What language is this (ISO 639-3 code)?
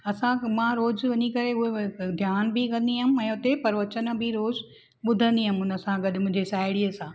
snd